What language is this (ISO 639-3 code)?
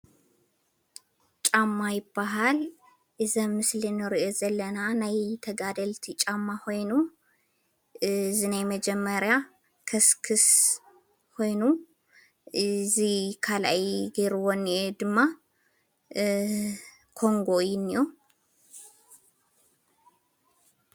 tir